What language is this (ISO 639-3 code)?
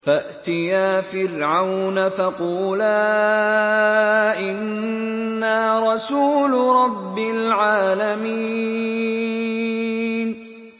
ara